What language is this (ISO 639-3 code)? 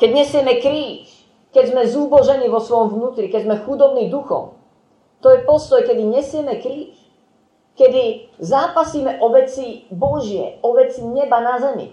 slk